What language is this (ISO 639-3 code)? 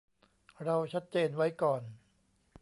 tha